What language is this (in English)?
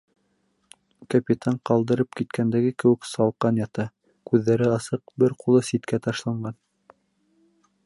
Bashkir